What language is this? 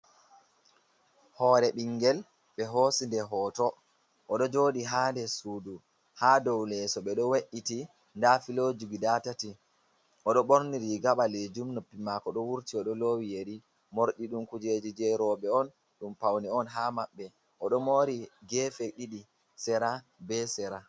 Fula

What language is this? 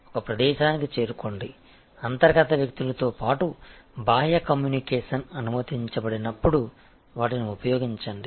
Telugu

